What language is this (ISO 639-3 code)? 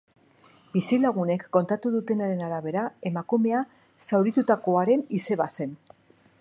eus